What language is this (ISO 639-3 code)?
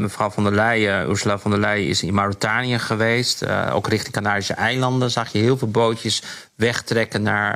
nld